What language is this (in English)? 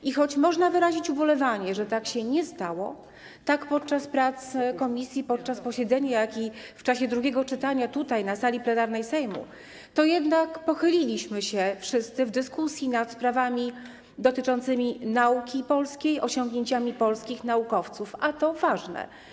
Polish